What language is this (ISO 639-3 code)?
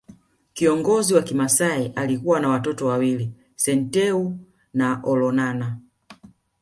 swa